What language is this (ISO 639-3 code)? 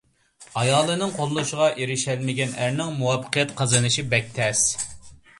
uig